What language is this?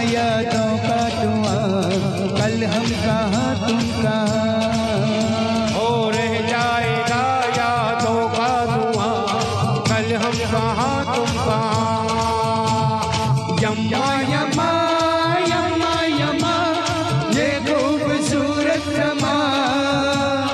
Arabic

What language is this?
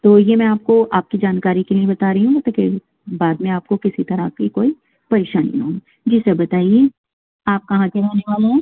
Urdu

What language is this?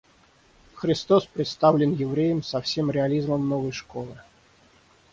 Russian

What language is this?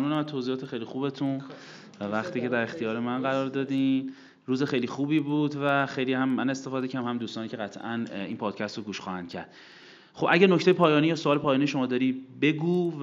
Persian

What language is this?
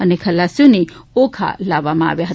Gujarati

